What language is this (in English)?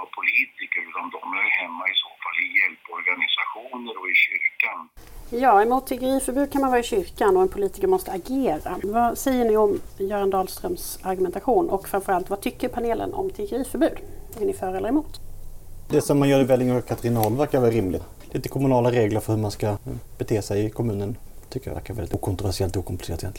Swedish